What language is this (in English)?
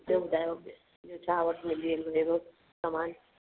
Sindhi